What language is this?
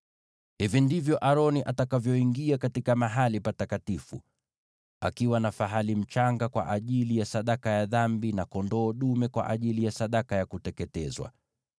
Swahili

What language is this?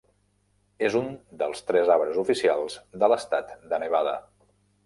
Catalan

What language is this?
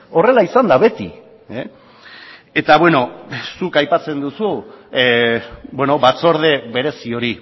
Basque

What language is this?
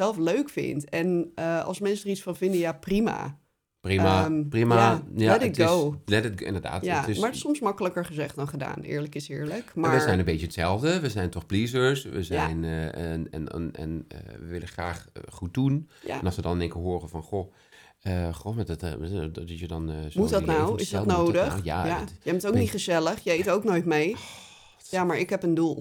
Dutch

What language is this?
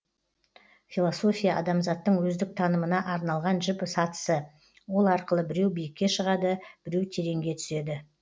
Kazakh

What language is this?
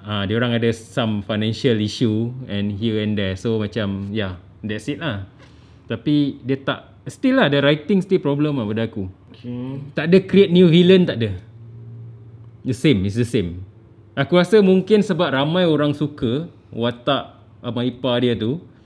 Malay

